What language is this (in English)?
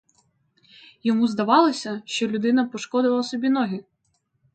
Ukrainian